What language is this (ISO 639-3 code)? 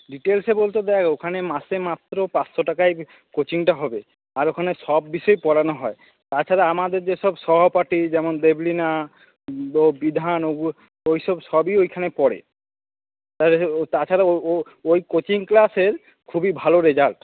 ben